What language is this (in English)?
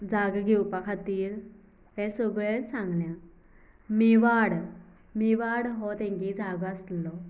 Konkani